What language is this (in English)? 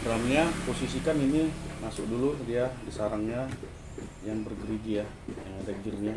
Indonesian